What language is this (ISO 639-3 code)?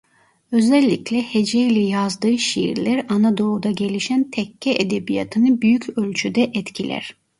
tur